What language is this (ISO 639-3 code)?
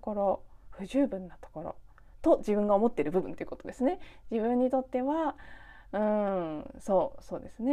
jpn